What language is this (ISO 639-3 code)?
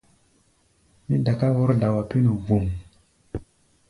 gba